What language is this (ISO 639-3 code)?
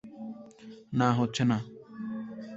ben